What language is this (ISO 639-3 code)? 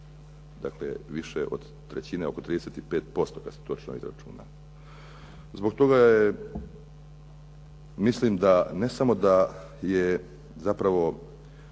hrv